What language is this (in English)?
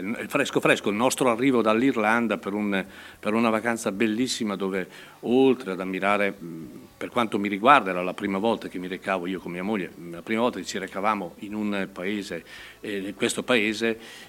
Italian